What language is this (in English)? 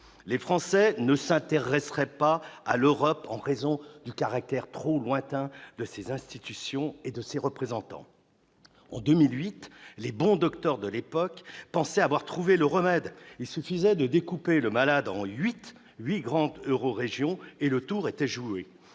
French